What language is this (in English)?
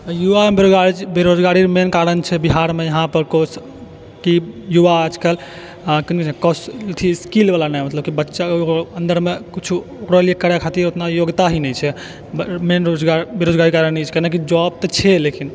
Maithili